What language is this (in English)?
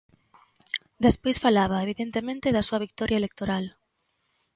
Galician